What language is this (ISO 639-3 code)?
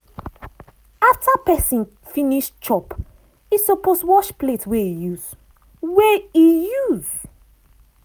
pcm